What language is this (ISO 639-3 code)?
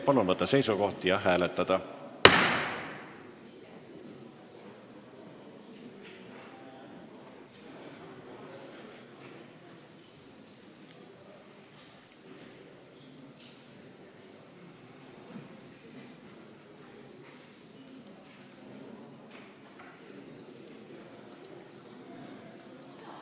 est